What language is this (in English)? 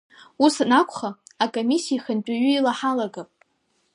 Abkhazian